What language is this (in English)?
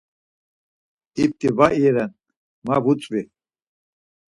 Laz